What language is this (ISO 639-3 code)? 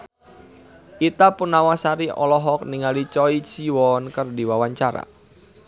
sun